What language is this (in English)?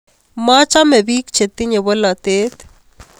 Kalenjin